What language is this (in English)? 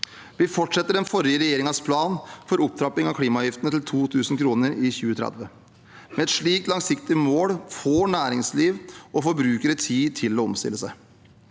Norwegian